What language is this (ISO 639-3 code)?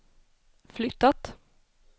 swe